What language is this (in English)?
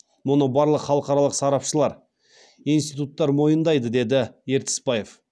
Kazakh